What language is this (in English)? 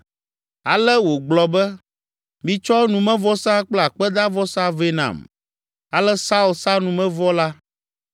Ewe